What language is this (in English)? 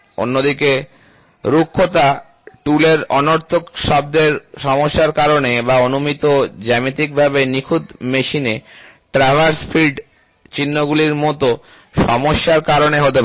Bangla